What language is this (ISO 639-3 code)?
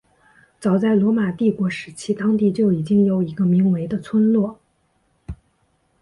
zho